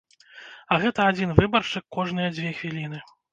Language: Belarusian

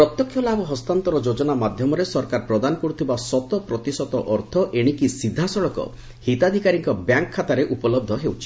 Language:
Odia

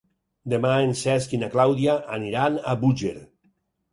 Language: Catalan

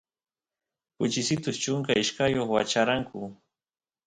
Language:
Santiago del Estero Quichua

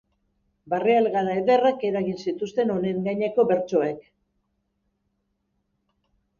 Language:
Basque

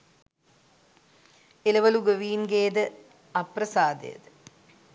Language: Sinhala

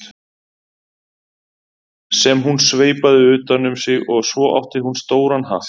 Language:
Icelandic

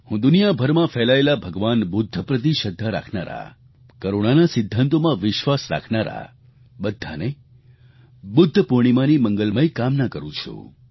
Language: Gujarati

